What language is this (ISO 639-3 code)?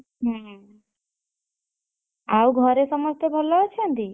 ori